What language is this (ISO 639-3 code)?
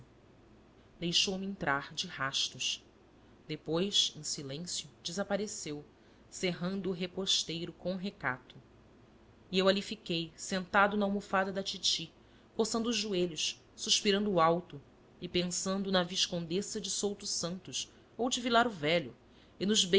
por